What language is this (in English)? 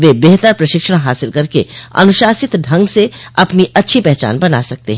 Hindi